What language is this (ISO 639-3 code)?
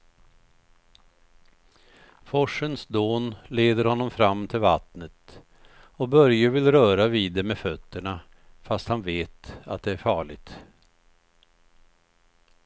swe